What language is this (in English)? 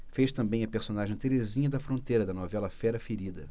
Portuguese